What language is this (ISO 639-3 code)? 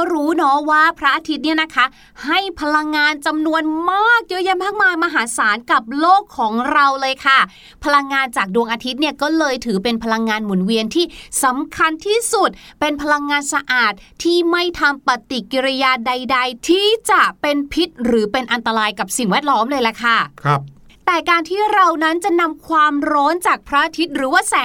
tha